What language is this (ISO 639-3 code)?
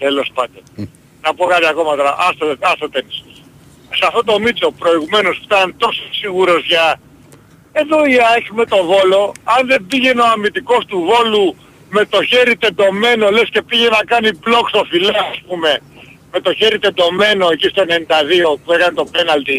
ell